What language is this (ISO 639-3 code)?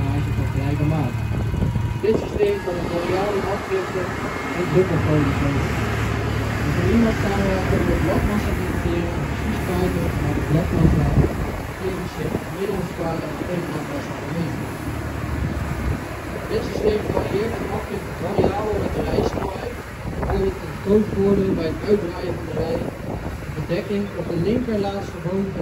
nld